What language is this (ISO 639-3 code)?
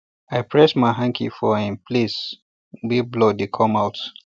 pcm